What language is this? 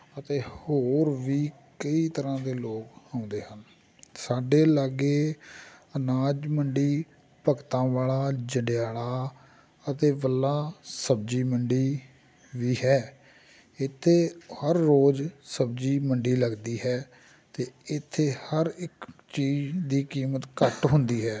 Punjabi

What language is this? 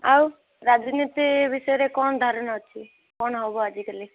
Odia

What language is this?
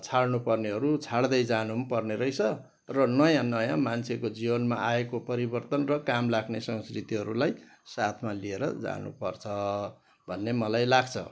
Nepali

